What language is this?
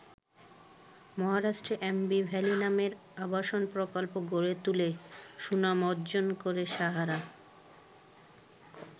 Bangla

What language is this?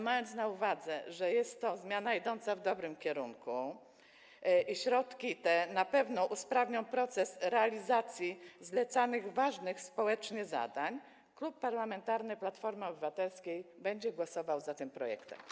Polish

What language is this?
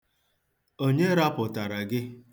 Igbo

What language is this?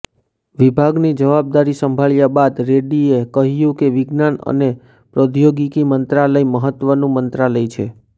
Gujarati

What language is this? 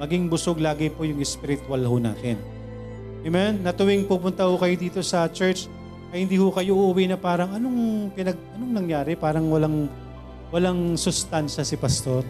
Filipino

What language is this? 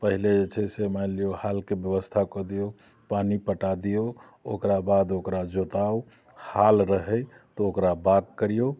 Maithili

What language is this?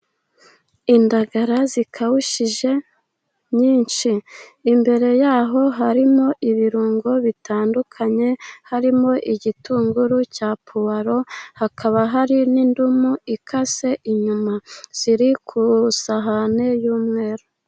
Kinyarwanda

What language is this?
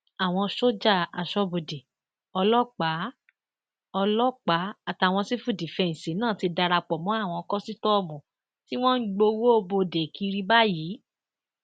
Yoruba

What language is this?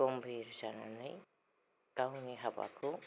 Bodo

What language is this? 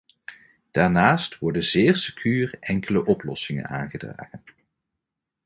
Dutch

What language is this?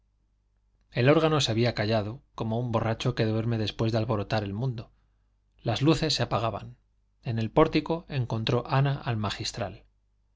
Spanish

